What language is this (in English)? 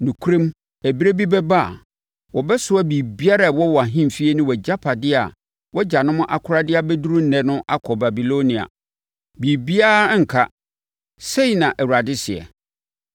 Akan